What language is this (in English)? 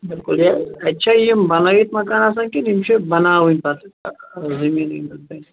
Kashmiri